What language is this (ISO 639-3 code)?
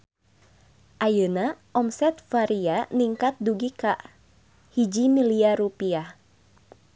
sun